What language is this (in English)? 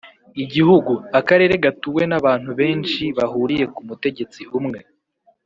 Kinyarwanda